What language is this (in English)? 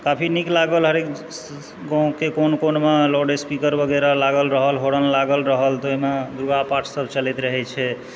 Maithili